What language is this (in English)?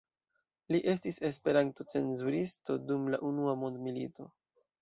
Esperanto